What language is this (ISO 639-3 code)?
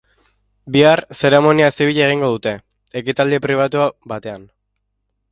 eus